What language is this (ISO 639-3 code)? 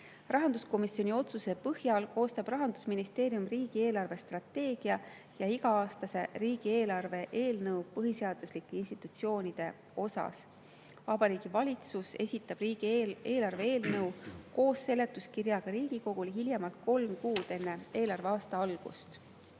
est